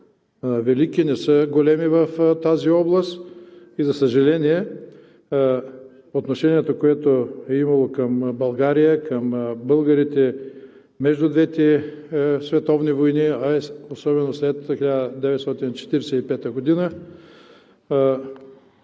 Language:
Bulgarian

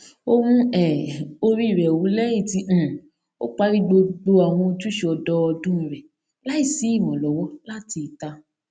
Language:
Yoruba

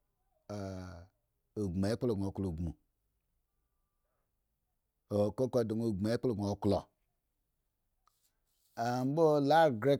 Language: Eggon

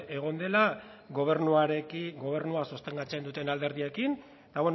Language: Basque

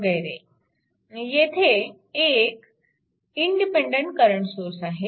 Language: Marathi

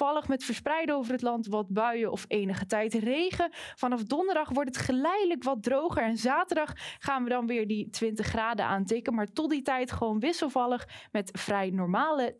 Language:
Dutch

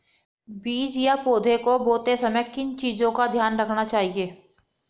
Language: Hindi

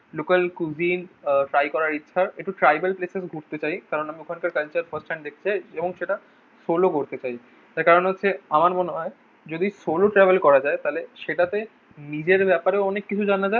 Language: Bangla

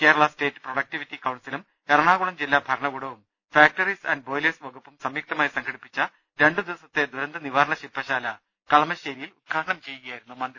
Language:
Malayalam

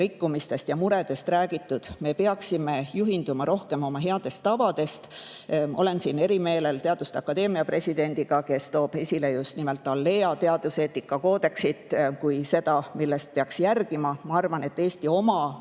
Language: Estonian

